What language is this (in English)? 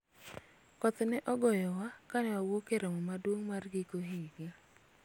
Luo (Kenya and Tanzania)